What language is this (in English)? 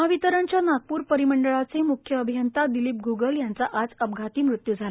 Marathi